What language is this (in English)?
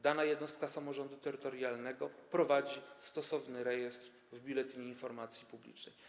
Polish